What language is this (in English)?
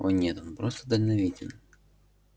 Russian